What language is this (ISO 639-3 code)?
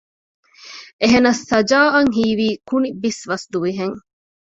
div